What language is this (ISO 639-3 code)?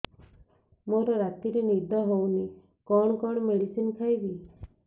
ori